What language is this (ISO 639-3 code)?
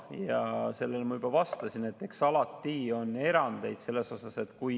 est